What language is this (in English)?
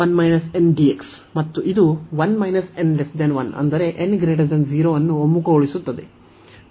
Kannada